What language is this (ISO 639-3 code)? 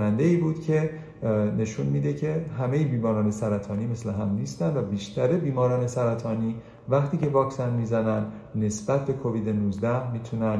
fas